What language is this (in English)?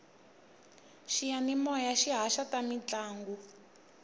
Tsonga